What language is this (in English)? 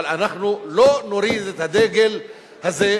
Hebrew